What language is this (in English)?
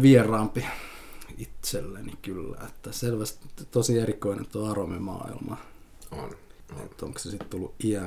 Finnish